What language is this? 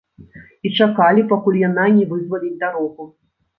Belarusian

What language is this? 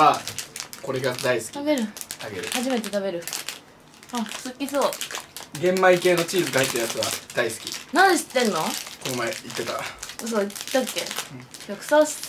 Japanese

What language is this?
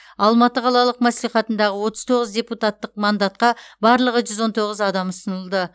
Kazakh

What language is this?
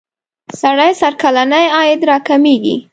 Pashto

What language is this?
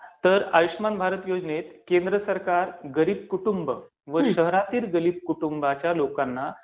Marathi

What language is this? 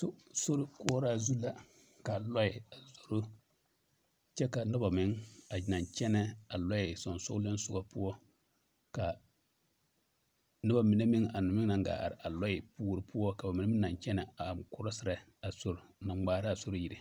Southern Dagaare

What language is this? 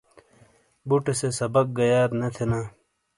Shina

